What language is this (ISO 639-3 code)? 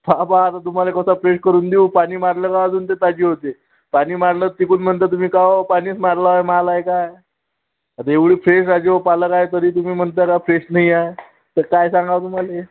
mar